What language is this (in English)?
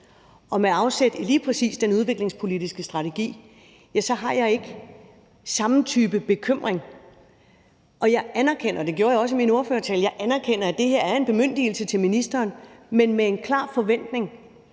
Danish